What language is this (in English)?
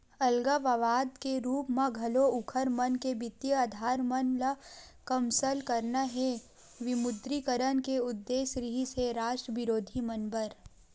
Chhattisgarhi